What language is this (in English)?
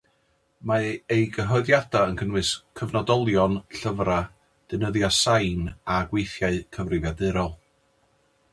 Welsh